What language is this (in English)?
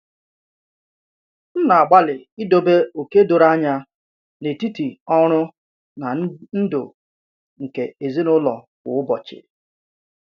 Igbo